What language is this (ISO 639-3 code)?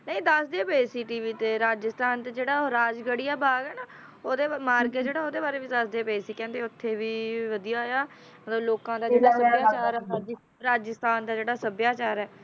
pan